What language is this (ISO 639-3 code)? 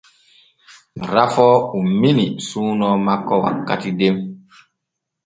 fue